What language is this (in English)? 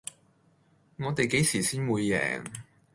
Cantonese